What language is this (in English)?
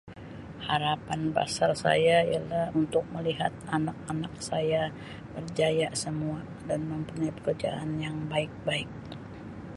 Sabah Malay